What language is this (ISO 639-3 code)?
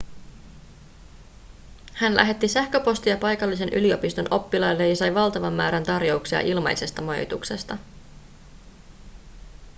fin